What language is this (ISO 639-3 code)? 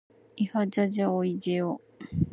jpn